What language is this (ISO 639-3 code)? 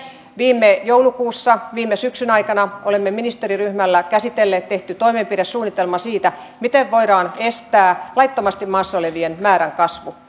fin